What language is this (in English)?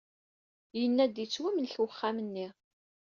Kabyle